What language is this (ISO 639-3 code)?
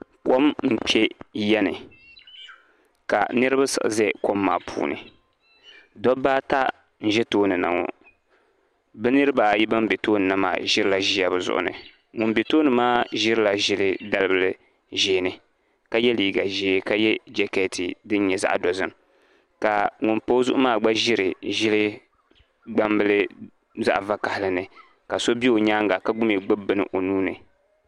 dag